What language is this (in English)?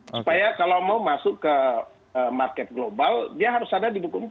Indonesian